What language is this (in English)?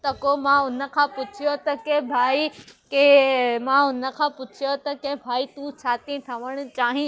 Sindhi